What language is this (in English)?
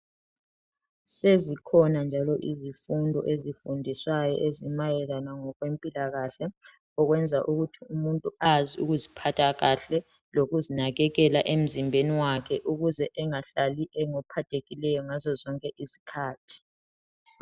North Ndebele